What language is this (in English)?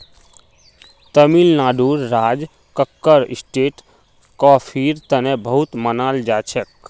Magahi